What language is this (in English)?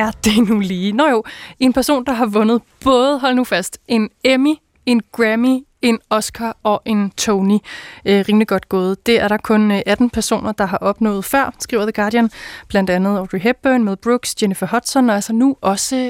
Danish